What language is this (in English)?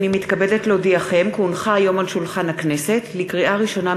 Hebrew